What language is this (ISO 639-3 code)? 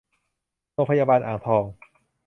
tha